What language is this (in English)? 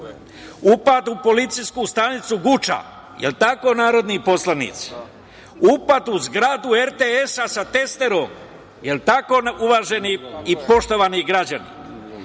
Serbian